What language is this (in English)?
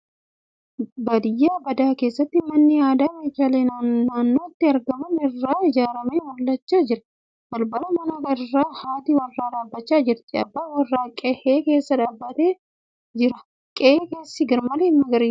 Oromo